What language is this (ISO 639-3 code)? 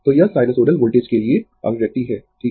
hin